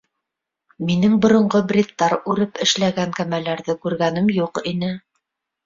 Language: Bashkir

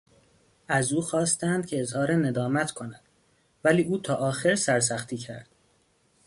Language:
Persian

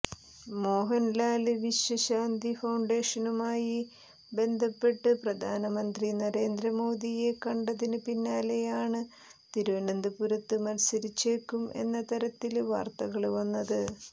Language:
Malayalam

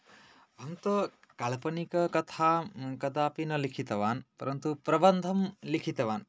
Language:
Sanskrit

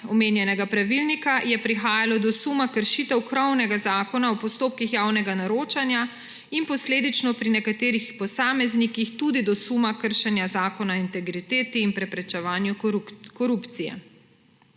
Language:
Slovenian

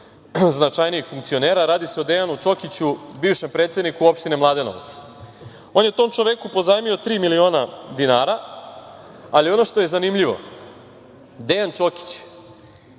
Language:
Serbian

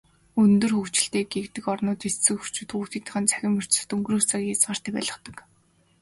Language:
Mongolian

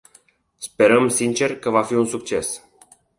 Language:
Romanian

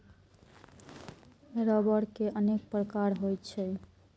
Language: Maithili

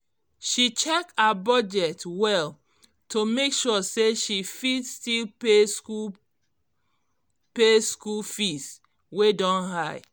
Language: Nigerian Pidgin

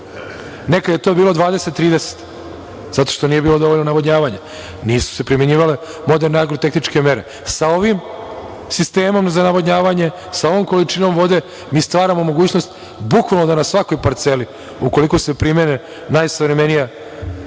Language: Serbian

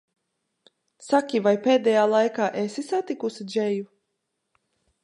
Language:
Latvian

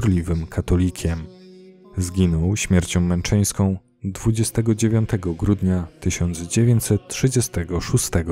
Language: Polish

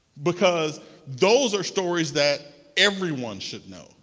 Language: English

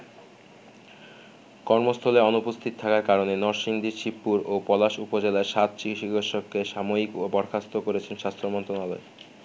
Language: Bangla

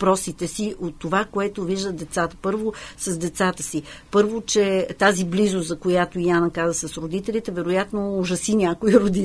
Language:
Bulgarian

